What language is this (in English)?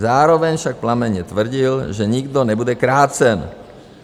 Czech